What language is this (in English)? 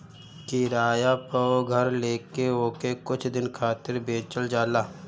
Bhojpuri